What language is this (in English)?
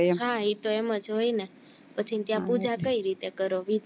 Gujarati